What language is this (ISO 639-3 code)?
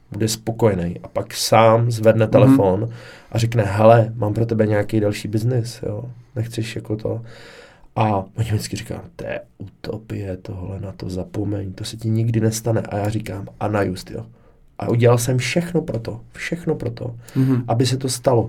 ces